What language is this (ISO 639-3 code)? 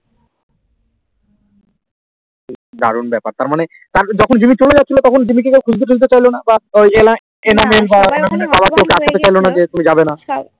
ben